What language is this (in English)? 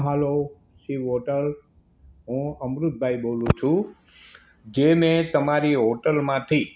Gujarati